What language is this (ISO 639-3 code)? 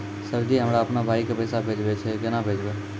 mai